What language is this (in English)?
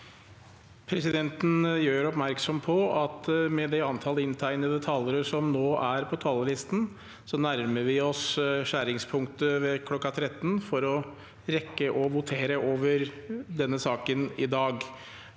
Norwegian